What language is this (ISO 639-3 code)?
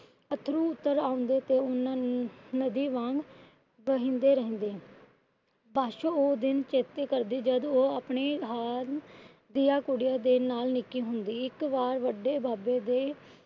pan